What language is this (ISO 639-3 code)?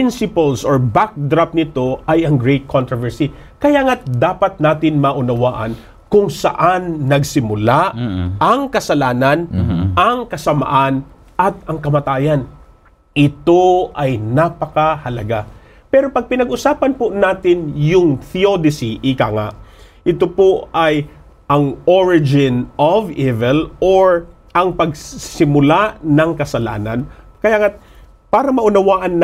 fil